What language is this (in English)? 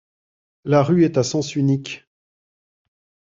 French